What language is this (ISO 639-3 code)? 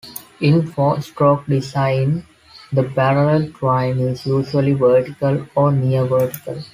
eng